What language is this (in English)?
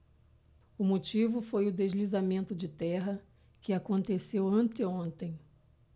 Portuguese